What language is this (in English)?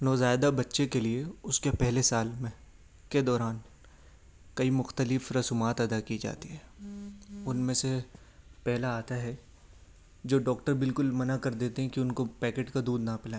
Urdu